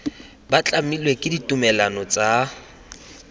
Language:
Tswana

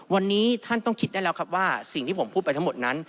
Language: Thai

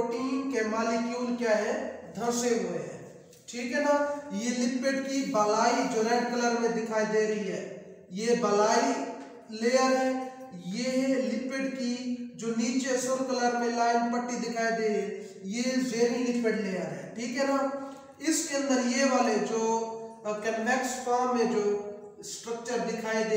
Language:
Hindi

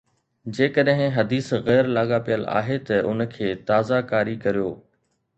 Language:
Sindhi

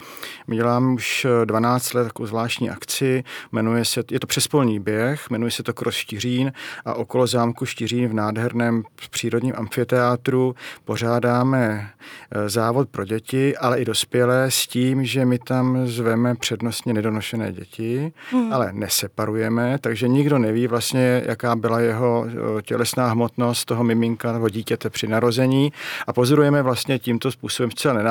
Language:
Czech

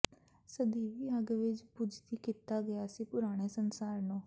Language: Punjabi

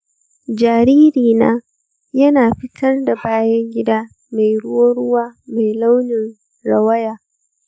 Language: Hausa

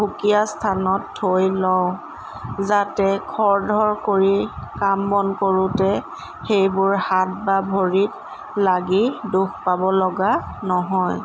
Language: Assamese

